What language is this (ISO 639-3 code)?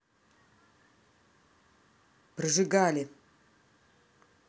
rus